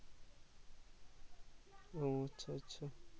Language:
Bangla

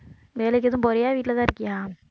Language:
Tamil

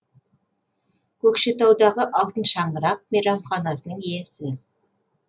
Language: Kazakh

